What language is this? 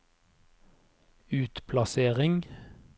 Norwegian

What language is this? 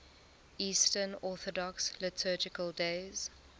English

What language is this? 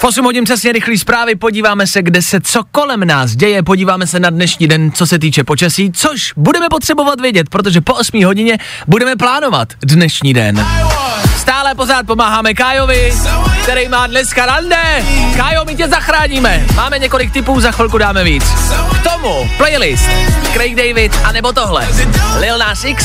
Czech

